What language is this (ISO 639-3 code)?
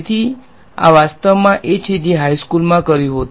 guj